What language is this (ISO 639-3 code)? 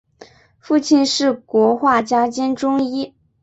zho